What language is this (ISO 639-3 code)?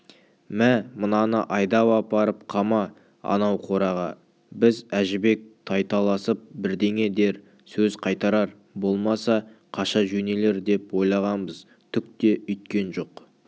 kaz